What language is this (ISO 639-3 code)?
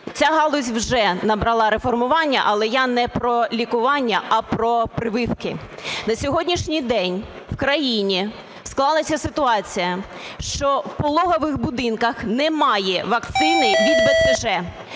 ukr